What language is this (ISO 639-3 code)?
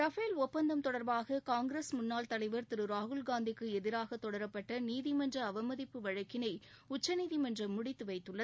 tam